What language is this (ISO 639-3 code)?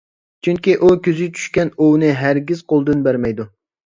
uig